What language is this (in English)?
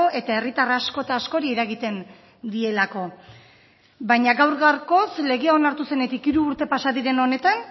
Basque